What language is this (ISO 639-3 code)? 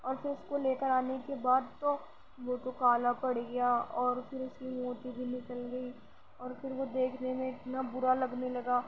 urd